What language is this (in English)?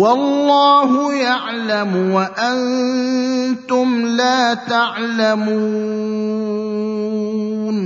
Arabic